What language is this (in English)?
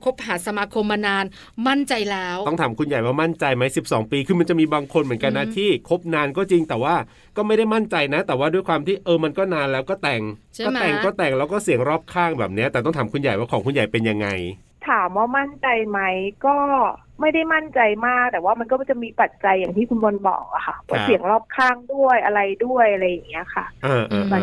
Thai